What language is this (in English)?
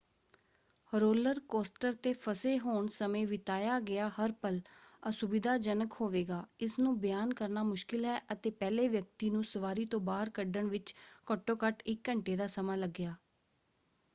Punjabi